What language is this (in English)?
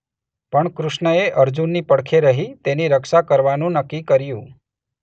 Gujarati